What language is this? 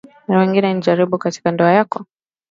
Swahili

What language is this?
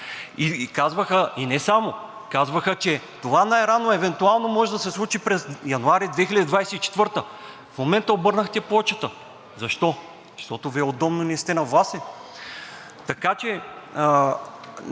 Bulgarian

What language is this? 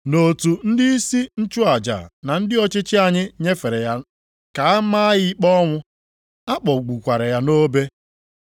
Igbo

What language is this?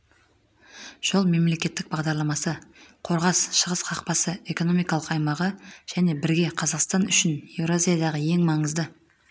Kazakh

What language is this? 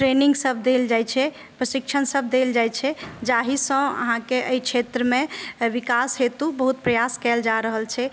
Maithili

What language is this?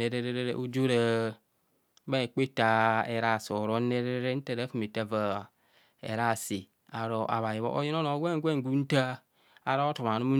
Kohumono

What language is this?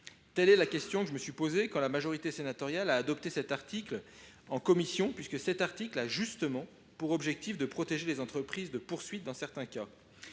French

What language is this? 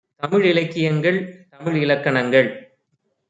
Tamil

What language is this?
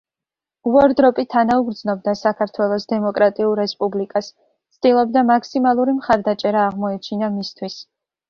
Georgian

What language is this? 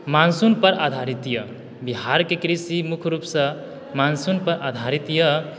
Maithili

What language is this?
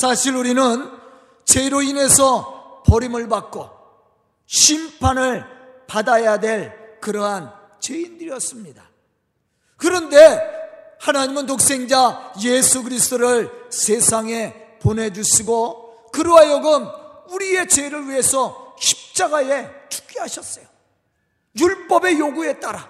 Korean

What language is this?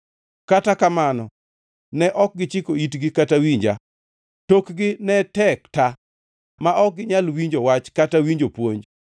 Luo (Kenya and Tanzania)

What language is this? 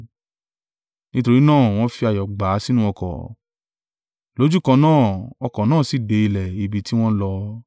Yoruba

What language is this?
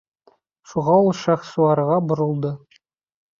Bashkir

